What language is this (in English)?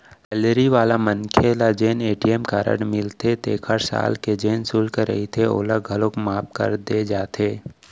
Chhattisgarhi